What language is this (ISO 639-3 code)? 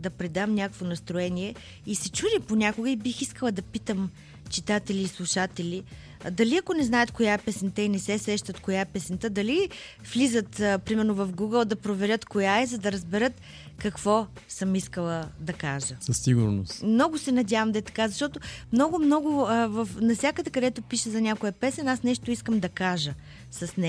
bul